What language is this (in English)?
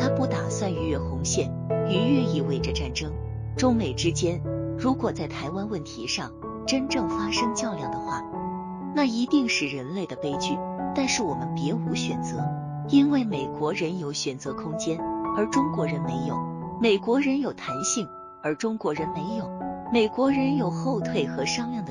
Chinese